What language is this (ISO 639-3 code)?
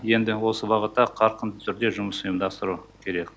kaz